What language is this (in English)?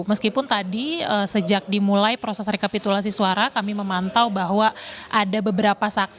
Indonesian